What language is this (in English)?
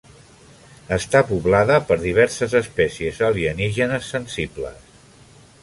Catalan